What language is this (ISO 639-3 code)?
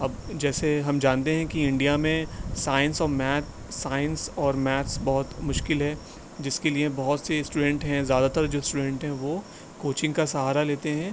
urd